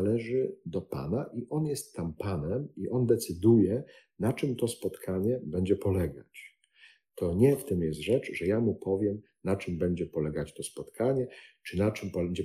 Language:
Polish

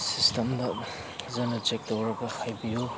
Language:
Manipuri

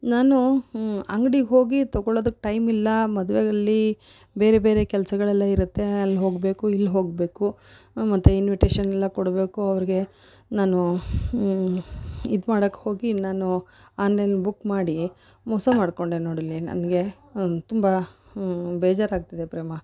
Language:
Kannada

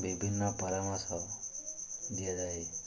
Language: Odia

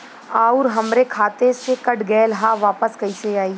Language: Bhojpuri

